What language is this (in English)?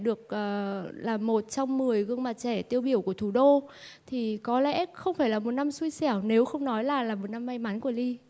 Vietnamese